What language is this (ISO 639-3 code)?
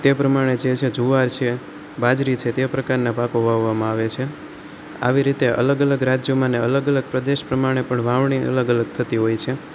guj